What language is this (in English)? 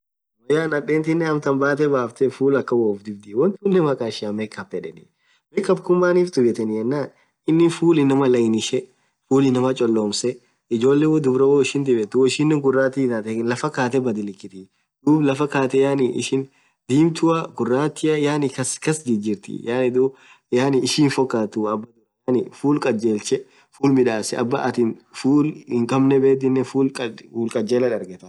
Orma